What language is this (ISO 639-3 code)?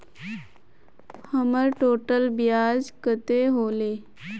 mag